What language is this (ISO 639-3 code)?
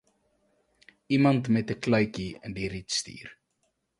afr